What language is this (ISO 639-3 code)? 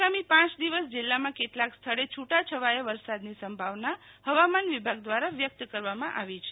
guj